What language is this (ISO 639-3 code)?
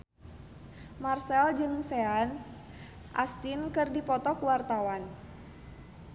sun